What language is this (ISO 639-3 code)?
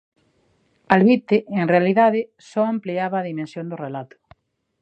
glg